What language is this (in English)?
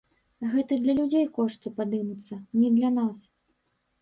Belarusian